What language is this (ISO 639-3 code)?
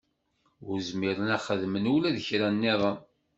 kab